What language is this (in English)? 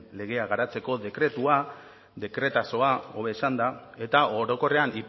Basque